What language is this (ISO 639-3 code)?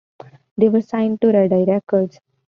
eng